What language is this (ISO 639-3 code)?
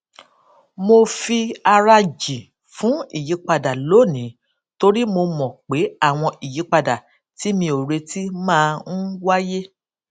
yor